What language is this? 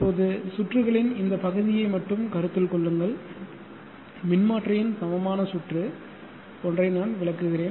Tamil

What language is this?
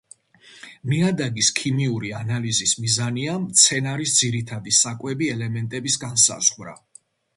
Georgian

